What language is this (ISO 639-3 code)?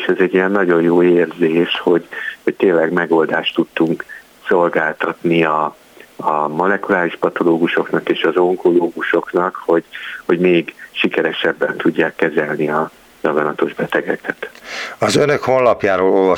hun